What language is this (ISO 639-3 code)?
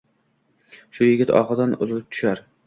uzb